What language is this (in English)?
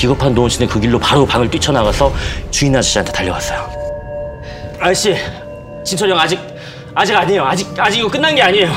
Korean